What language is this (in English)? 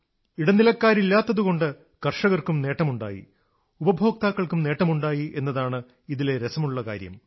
Malayalam